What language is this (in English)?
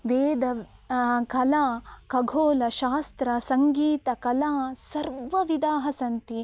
Sanskrit